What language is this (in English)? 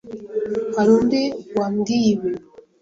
Kinyarwanda